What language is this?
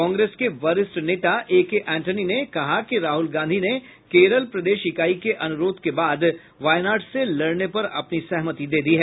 Hindi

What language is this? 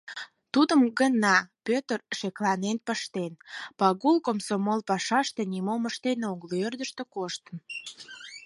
Mari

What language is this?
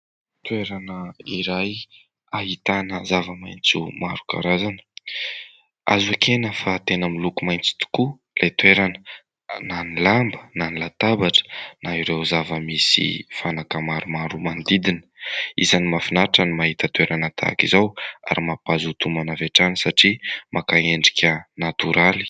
Malagasy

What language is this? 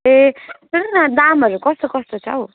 Nepali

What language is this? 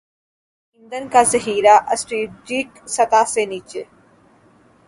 Urdu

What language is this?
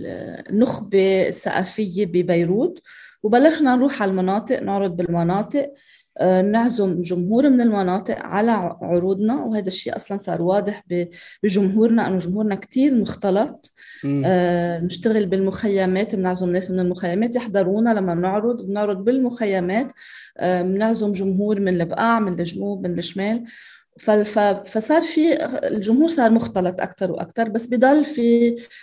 Arabic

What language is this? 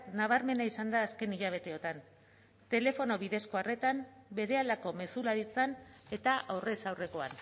Basque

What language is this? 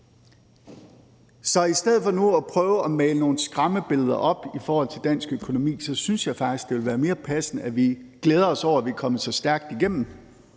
Danish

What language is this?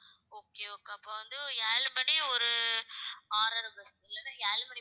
Tamil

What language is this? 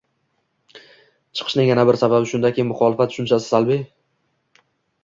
Uzbek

